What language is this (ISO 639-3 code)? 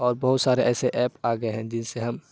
urd